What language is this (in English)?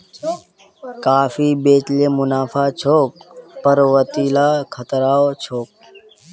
Magahi